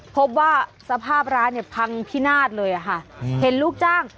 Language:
Thai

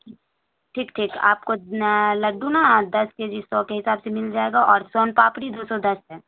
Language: Urdu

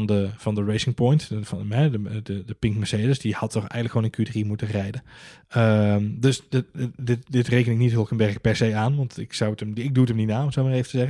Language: Dutch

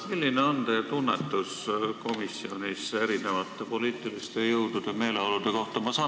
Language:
Estonian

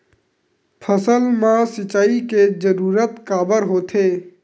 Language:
Chhattisgarhi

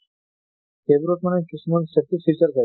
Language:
Assamese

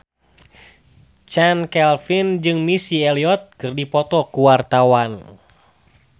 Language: Sundanese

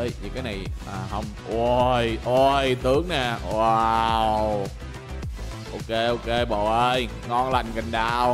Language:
Vietnamese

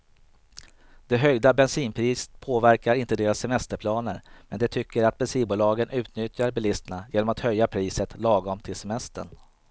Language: Swedish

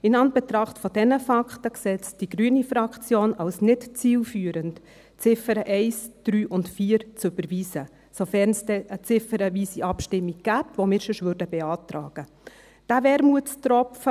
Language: Swiss German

